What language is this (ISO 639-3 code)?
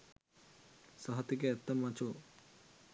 sin